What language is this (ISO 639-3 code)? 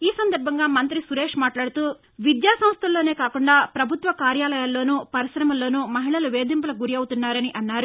tel